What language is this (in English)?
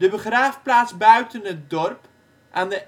Dutch